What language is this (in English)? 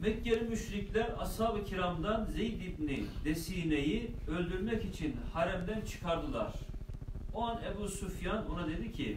Turkish